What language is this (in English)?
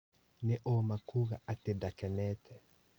Kikuyu